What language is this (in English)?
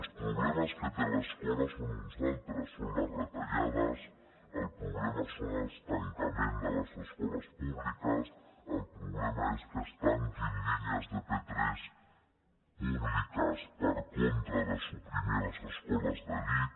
Catalan